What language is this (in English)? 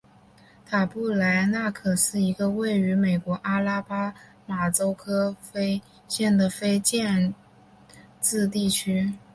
Chinese